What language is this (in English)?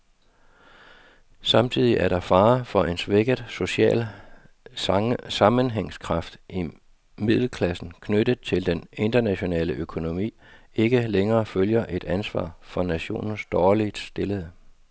Danish